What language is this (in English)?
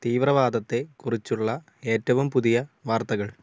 Malayalam